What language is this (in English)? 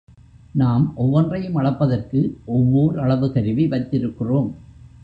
Tamil